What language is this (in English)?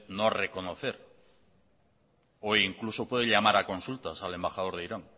Spanish